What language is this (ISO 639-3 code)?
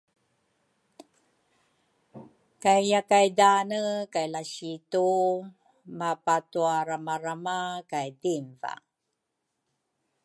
dru